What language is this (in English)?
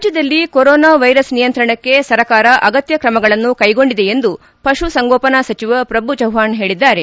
Kannada